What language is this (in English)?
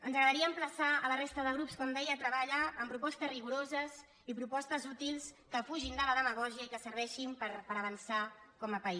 Catalan